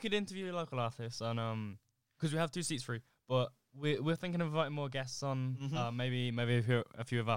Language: English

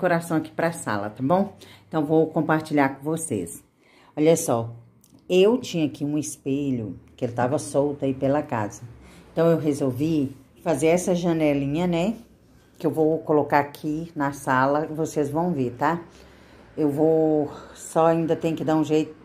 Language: Portuguese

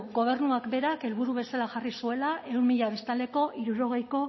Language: Basque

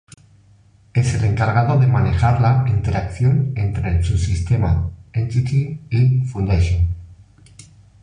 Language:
Spanish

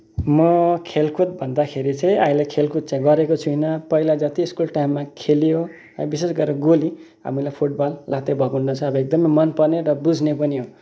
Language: Nepali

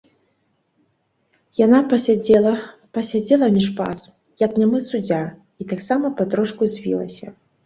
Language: Belarusian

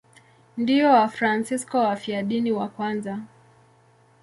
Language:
Swahili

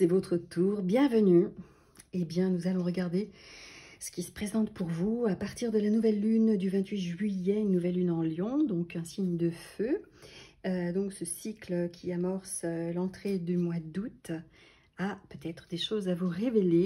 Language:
French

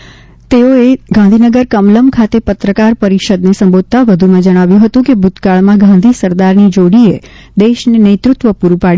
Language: Gujarati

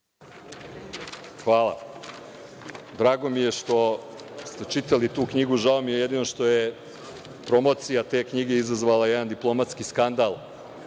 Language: Serbian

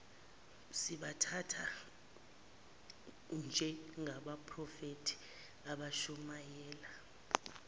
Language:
Zulu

